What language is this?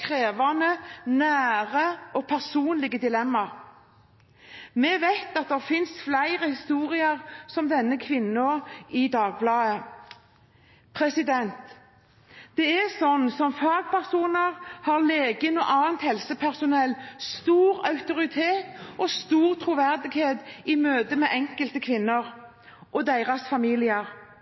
Norwegian Bokmål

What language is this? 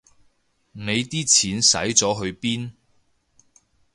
Cantonese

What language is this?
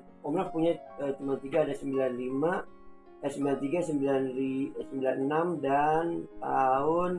Indonesian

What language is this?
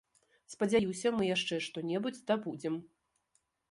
Belarusian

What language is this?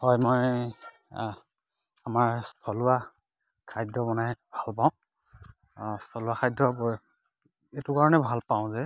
Assamese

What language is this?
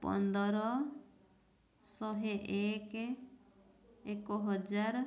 Odia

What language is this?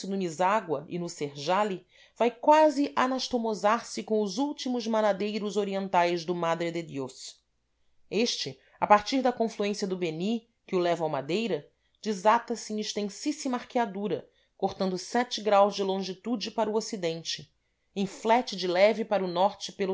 Portuguese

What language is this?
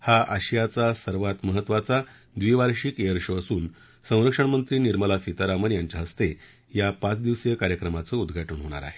Marathi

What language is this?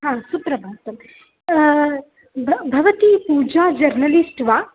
Sanskrit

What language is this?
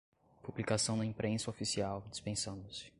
Portuguese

